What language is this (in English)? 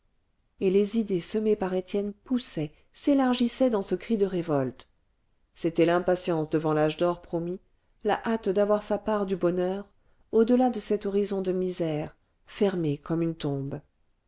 French